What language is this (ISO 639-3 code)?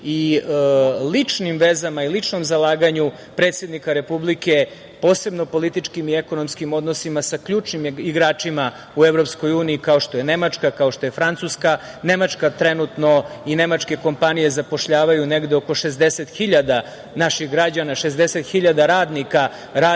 srp